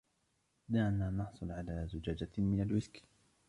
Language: Arabic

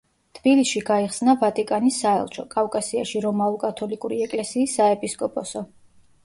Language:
Georgian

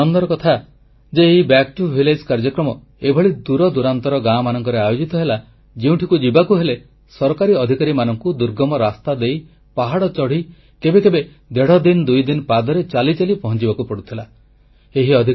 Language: Odia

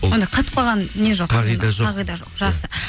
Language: Kazakh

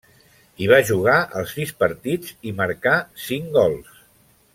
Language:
Catalan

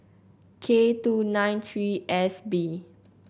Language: English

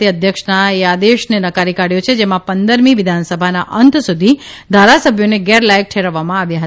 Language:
Gujarati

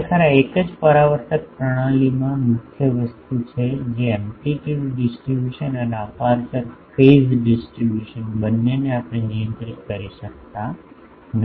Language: Gujarati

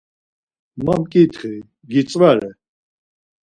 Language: Laz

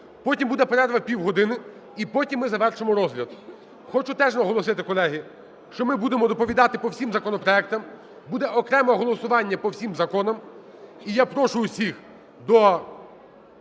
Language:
Ukrainian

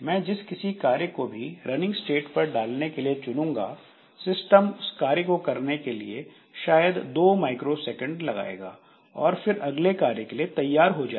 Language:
Hindi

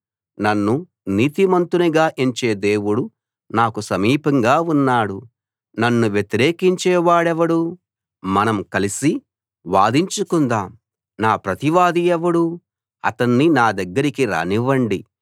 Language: Telugu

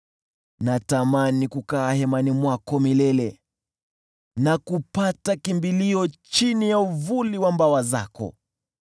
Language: Swahili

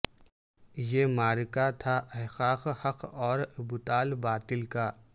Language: Urdu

